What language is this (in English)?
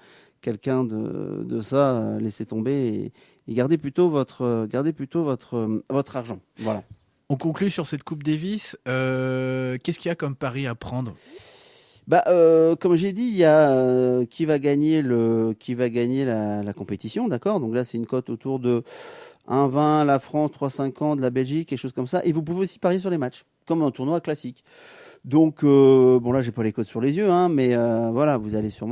French